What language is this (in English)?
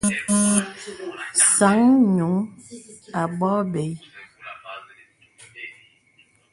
Bebele